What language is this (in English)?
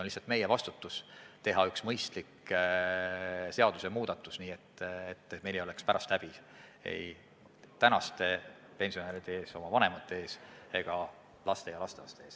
Estonian